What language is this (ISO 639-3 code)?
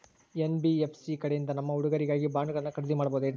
kan